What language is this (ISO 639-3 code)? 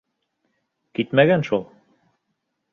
bak